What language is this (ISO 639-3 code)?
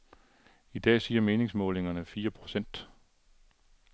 dan